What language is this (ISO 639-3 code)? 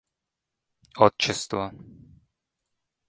rus